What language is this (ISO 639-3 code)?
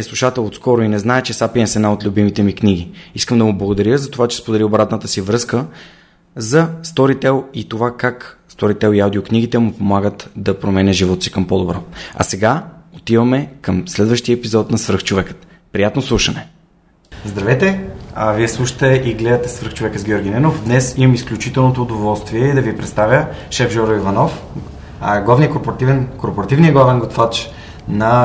bul